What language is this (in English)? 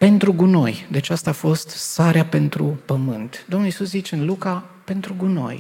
Romanian